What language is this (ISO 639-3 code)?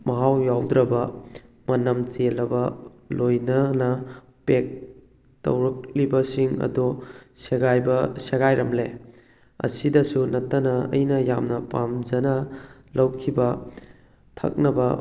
mni